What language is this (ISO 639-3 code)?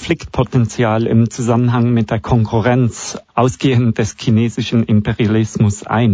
deu